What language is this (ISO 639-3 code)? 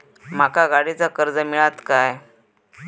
mar